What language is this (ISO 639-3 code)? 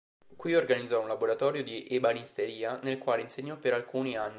ita